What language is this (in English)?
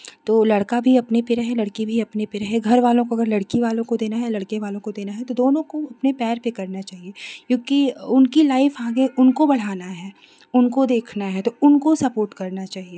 Hindi